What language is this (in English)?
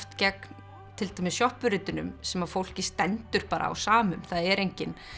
Icelandic